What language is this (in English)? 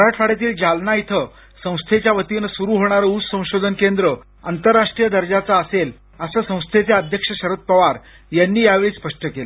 Marathi